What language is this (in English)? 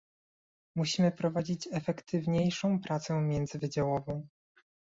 Polish